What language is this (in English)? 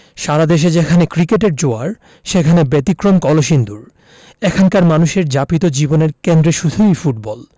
Bangla